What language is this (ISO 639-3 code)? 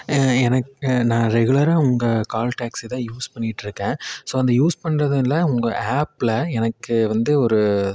tam